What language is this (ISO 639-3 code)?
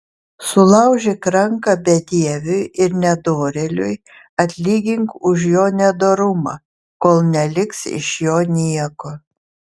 lit